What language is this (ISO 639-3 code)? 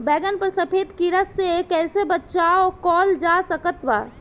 bho